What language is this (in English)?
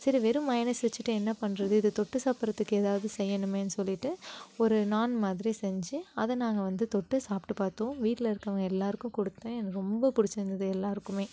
Tamil